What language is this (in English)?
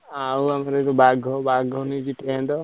Odia